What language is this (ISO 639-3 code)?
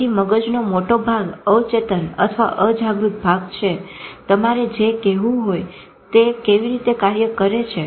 guj